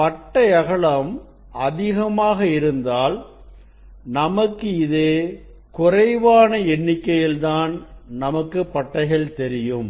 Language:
Tamil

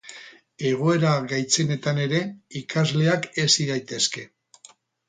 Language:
Basque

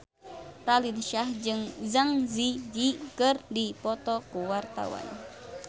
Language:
Sundanese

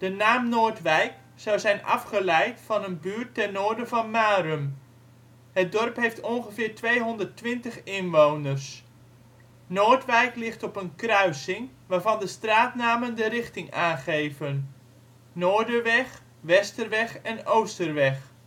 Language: Dutch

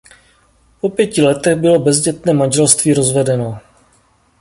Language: Czech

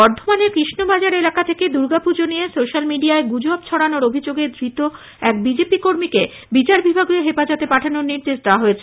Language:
Bangla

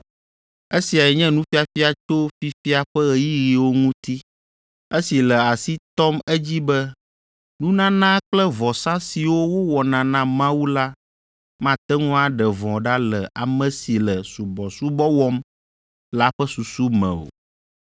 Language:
Ewe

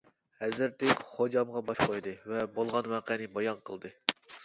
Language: Uyghur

